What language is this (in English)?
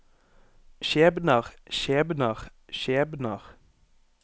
Norwegian